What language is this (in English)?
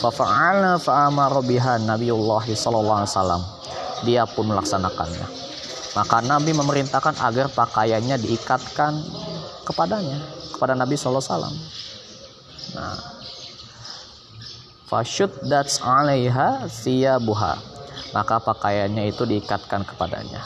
Indonesian